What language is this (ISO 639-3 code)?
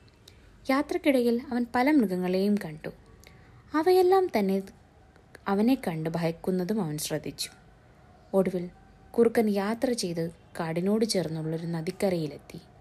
mal